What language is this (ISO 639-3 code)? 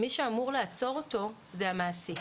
heb